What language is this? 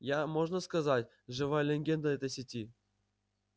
Russian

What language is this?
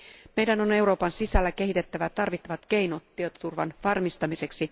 Finnish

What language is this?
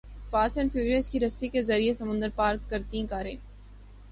Urdu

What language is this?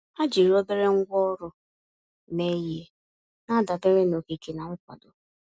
Igbo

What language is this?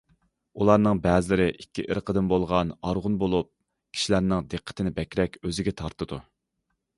Uyghur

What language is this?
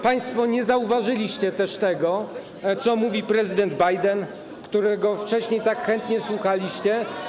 Polish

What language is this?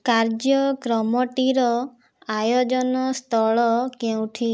Odia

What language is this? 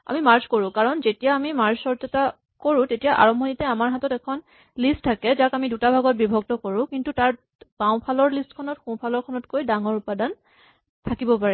Assamese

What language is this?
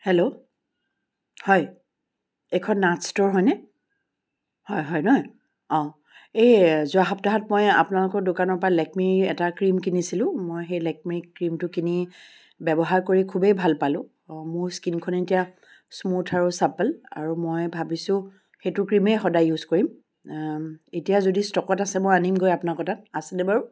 Assamese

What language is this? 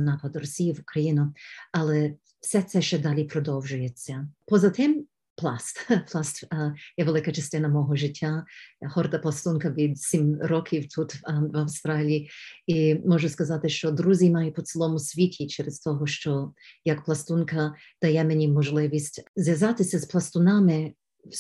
Ukrainian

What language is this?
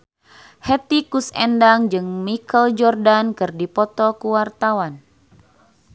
Sundanese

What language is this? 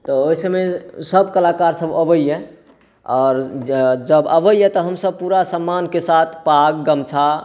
Maithili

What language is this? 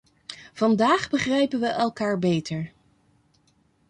Dutch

